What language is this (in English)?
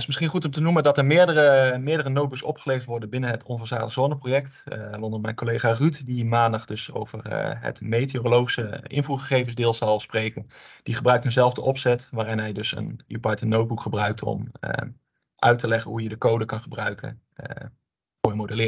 Dutch